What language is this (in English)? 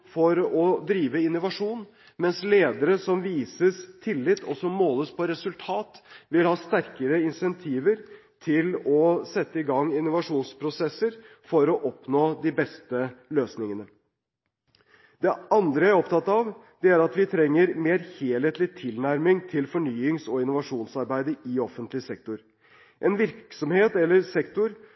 Norwegian Bokmål